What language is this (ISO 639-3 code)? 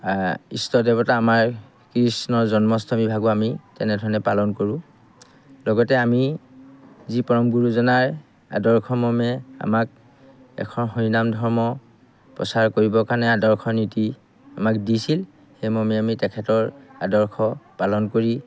asm